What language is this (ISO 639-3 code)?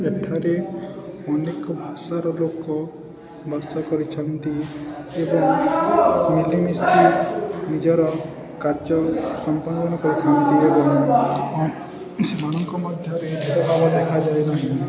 ori